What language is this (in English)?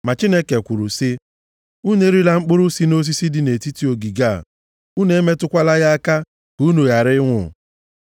Igbo